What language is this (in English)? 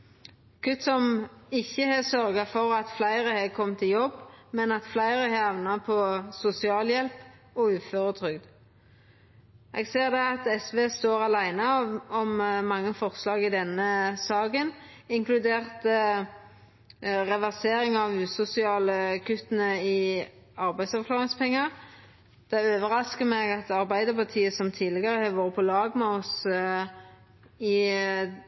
Norwegian Nynorsk